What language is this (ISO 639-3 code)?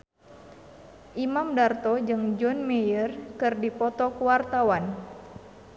sun